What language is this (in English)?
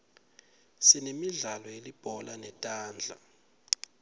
Swati